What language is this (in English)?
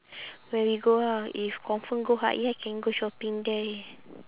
English